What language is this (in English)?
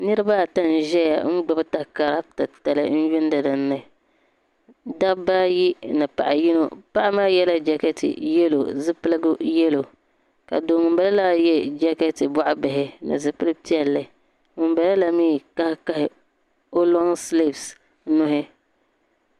Dagbani